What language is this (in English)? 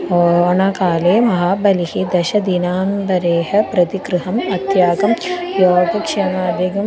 Sanskrit